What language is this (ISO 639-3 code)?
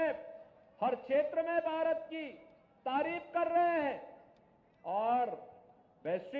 hin